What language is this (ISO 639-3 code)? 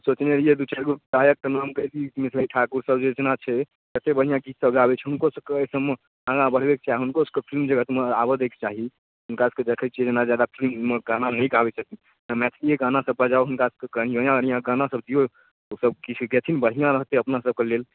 mai